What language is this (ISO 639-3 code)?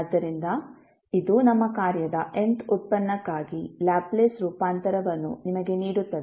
kan